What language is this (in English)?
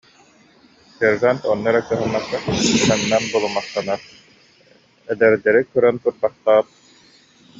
Yakut